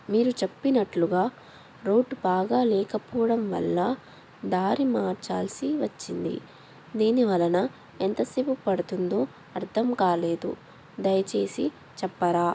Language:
Telugu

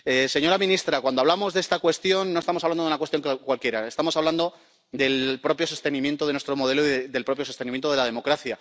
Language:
Spanish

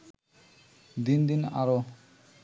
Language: Bangla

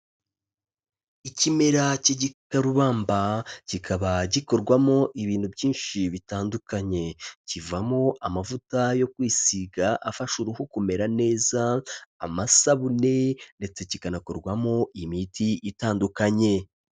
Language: Kinyarwanda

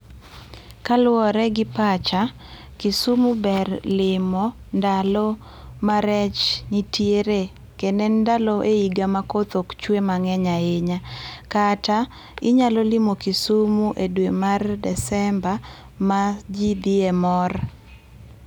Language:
Luo (Kenya and Tanzania)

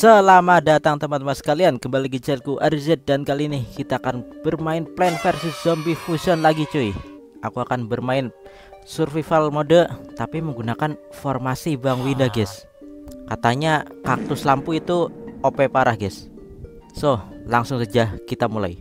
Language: Indonesian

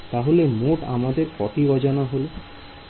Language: Bangla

